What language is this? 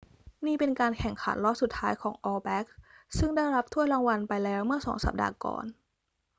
Thai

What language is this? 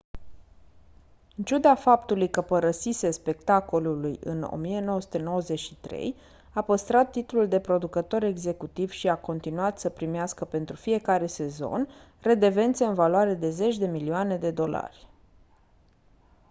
Romanian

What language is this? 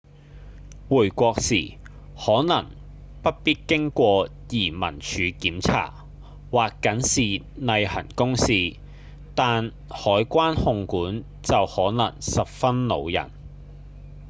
Cantonese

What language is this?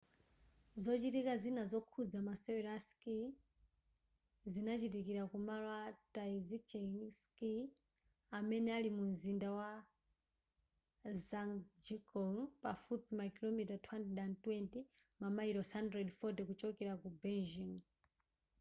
Nyanja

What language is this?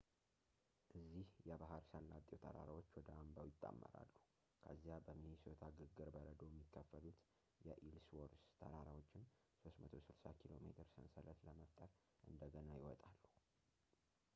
Amharic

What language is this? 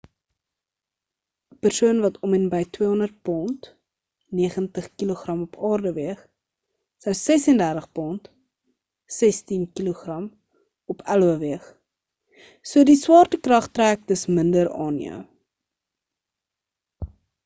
Afrikaans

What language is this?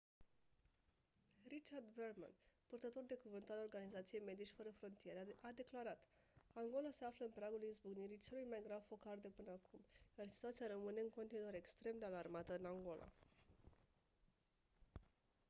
Romanian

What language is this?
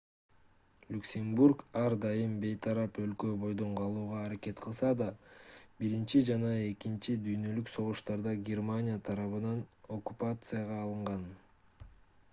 Kyrgyz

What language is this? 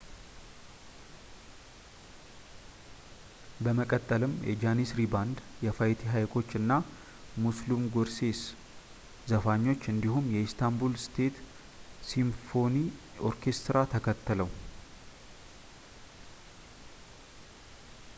Amharic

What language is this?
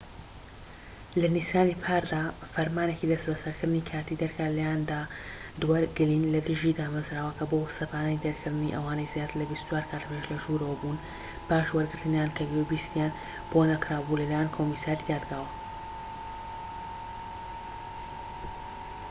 Central Kurdish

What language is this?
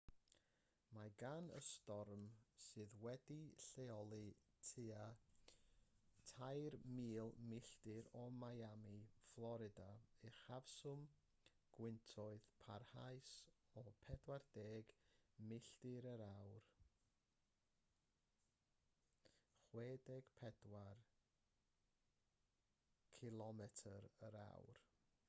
Welsh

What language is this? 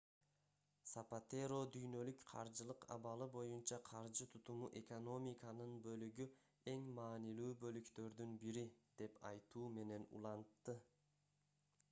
Kyrgyz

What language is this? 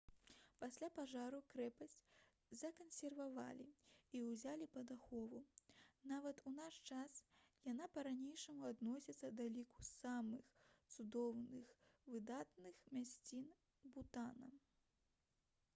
Belarusian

